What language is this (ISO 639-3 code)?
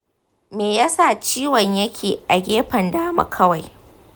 hau